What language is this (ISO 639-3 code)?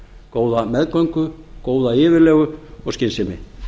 isl